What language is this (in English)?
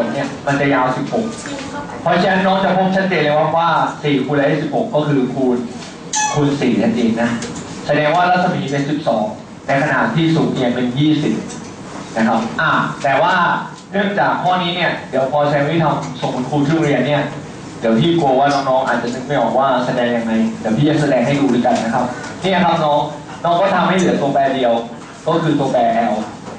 Thai